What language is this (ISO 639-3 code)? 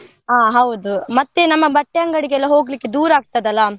kan